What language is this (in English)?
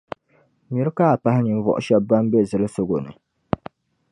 Dagbani